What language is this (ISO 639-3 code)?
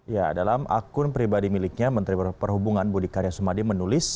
ind